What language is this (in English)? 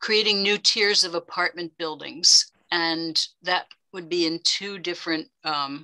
English